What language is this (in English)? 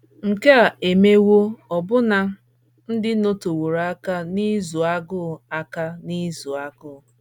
Igbo